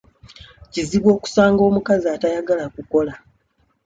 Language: Ganda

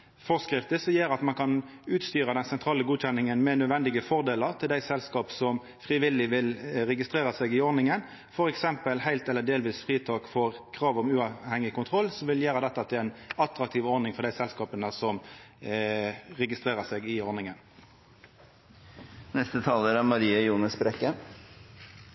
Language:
Norwegian Nynorsk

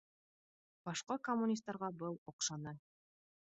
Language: Bashkir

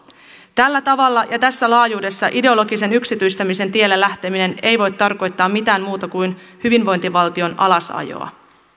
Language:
Finnish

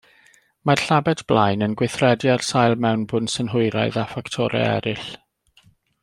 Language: Welsh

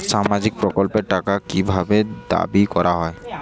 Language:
Bangla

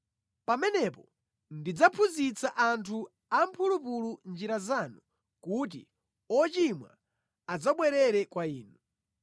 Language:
Nyanja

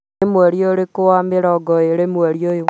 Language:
Kikuyu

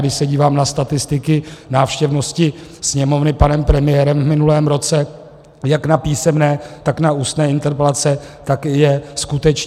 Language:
Czech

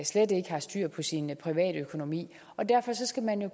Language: Danish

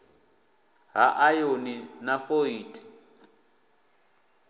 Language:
Venda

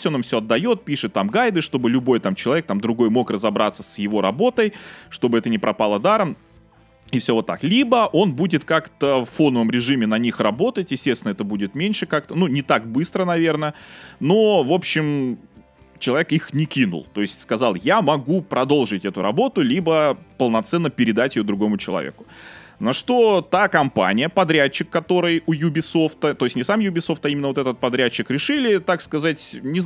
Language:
Russian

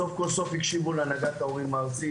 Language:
Hebrew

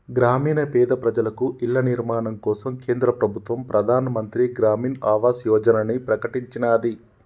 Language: Telugu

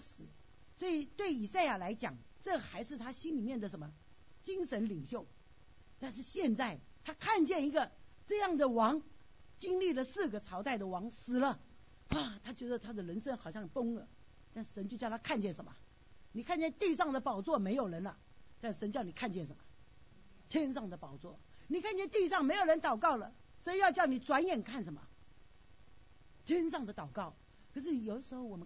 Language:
Chinese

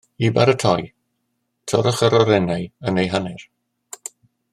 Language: Welsh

